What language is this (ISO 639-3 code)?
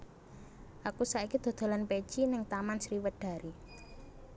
jav